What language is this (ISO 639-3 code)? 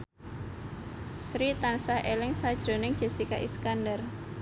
jav